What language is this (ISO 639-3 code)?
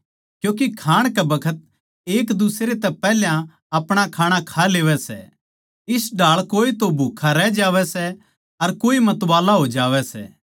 bgc